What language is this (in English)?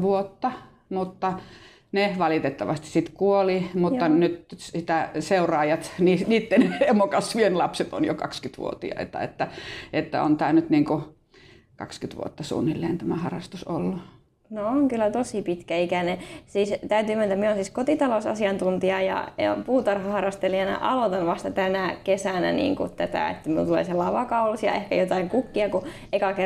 Finnish